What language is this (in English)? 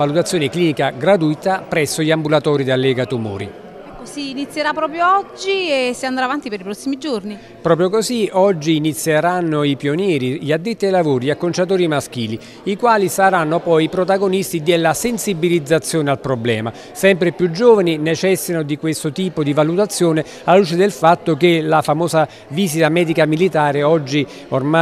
Italian